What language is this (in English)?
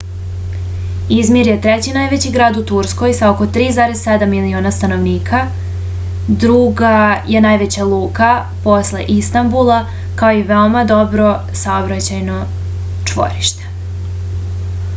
Serbian